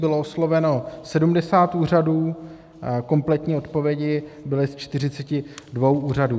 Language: Czech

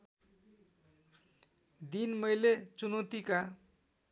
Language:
Nepali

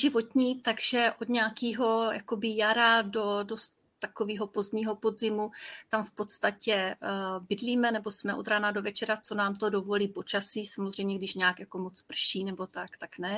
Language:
Czech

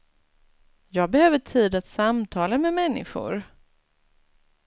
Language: Swedish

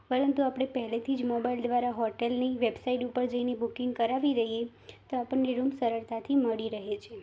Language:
Gujarati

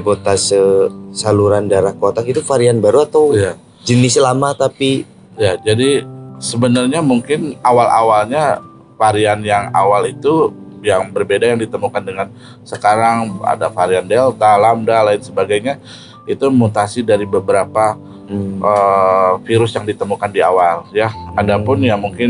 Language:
Indonesian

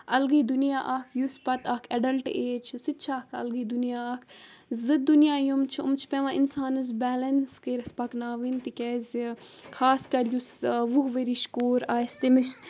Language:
Kashmiri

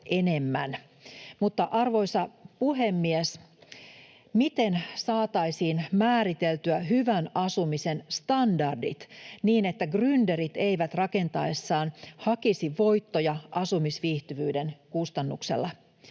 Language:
Finnish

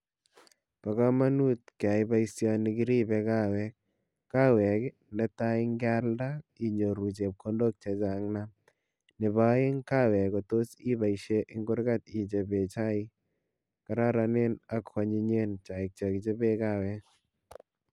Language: Kalenjin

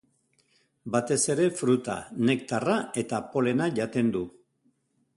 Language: Basque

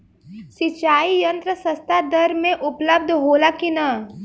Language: Bhojpuri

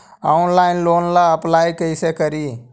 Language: Magahi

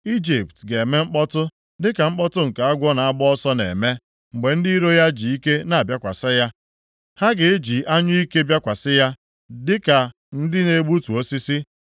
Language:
Igbo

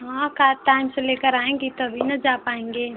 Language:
Hindi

